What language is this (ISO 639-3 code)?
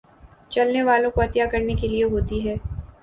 urd